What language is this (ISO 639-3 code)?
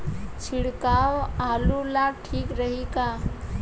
bho